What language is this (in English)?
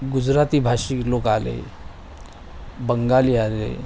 Marathi